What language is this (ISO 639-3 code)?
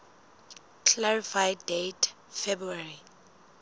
sot